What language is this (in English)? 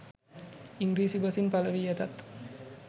Sinhala